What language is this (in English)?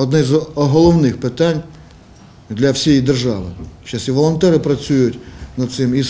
Ukrainian